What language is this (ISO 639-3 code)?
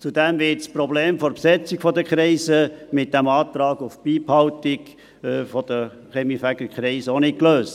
gsw